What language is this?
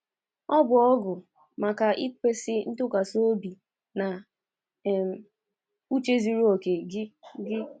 Igbo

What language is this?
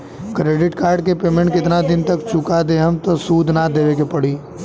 Bhojpuri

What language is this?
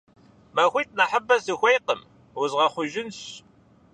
Kabardian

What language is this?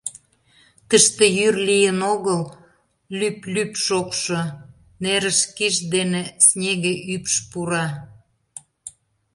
Mari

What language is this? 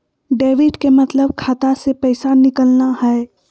Magahi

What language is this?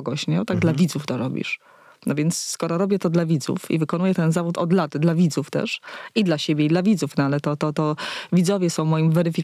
Polish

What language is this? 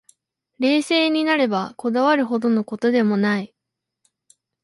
Japanese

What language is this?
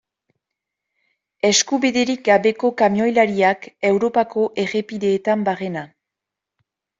Basque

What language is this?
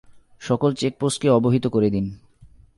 Bangla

